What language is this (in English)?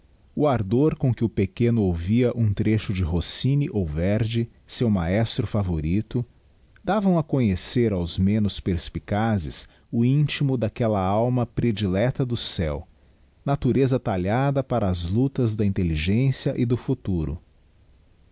Portuguese